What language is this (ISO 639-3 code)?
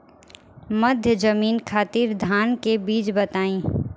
bho